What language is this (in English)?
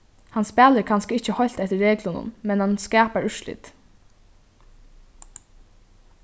Faroese